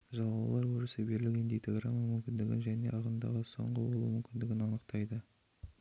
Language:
Kazakh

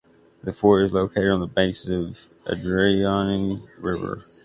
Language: English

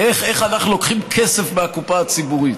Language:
Hebrew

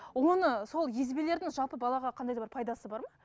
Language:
Kazakh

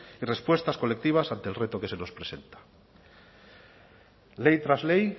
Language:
Spanish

